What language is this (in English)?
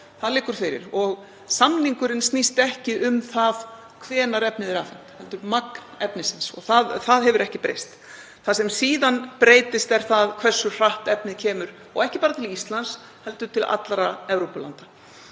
Icelandic